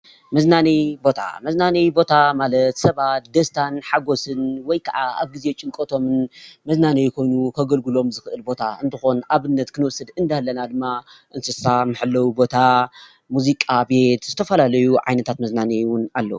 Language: Tigrinya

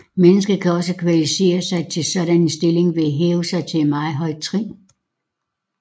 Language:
Danish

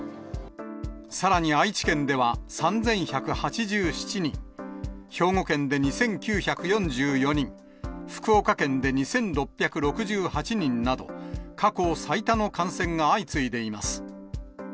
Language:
Japanese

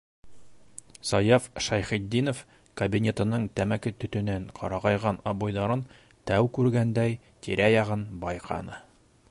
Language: Bashkir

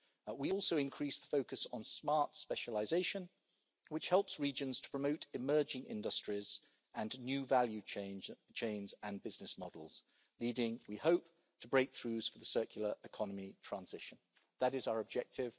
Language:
English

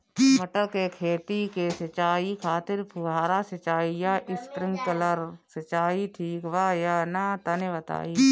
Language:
Bhojpuri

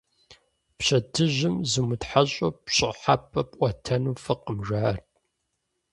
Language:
Kabardian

